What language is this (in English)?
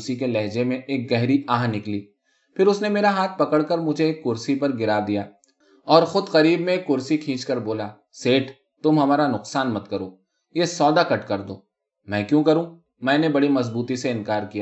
Urdu